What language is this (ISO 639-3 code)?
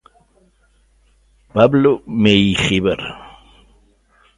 glg